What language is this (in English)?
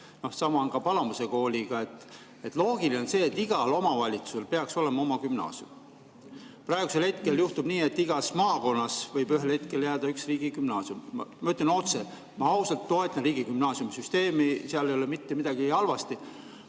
Estonian